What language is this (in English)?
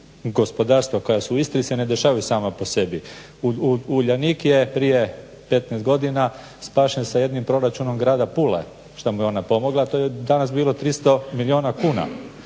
Croatian